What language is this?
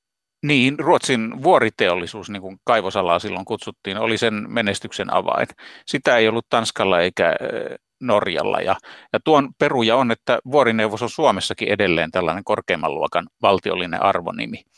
Finnish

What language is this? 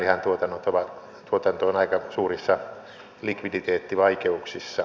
Finnish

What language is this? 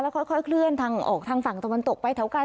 Thai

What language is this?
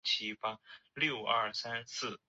Chinese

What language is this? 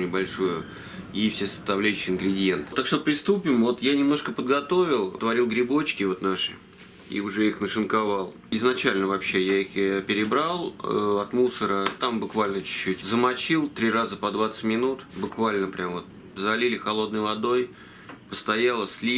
Russian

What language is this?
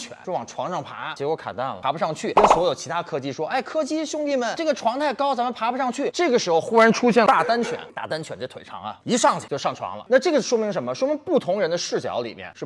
Chinese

